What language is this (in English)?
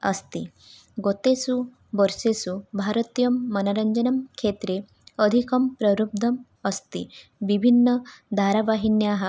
Sanskrit